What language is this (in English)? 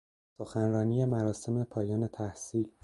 Persian